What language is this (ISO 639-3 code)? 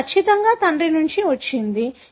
tel